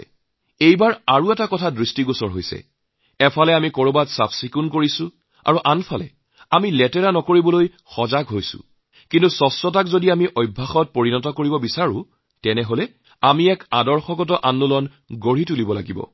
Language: Assamese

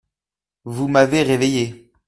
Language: French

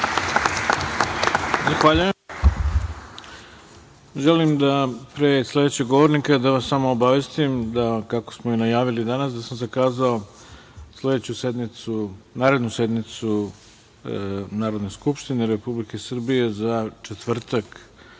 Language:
Serbian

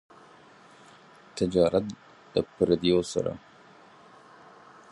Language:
Pashto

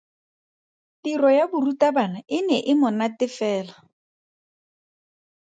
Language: Tswana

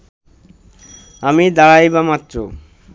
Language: Bangla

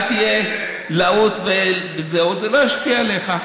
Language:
Hebrew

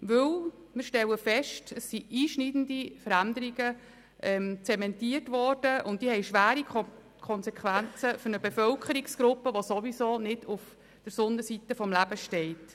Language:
Swiss German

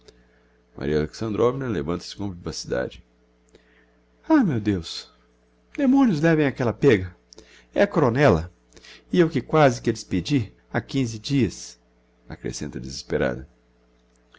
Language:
Portuguese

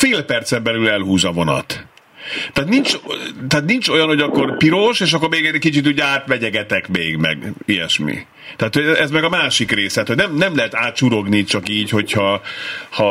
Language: Hungarian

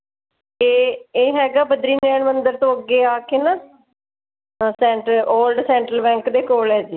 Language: Punjabi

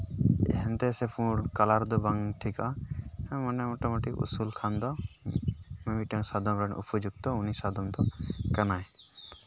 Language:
Santali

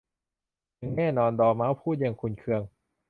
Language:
Thai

